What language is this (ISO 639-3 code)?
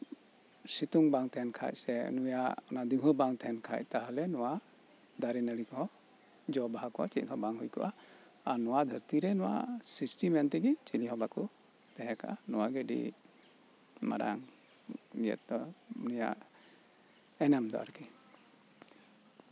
sat